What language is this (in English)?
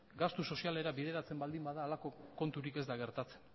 Basque